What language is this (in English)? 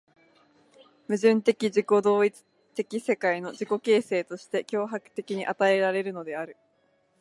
Japanese